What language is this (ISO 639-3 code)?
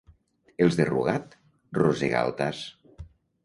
cat